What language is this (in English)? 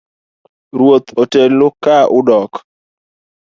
Luo (Kenya and Tanzania)